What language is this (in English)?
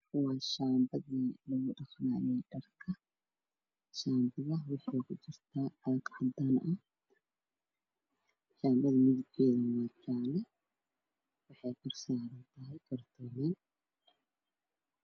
Somali